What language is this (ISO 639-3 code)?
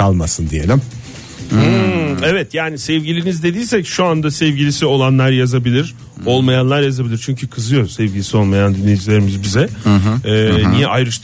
tur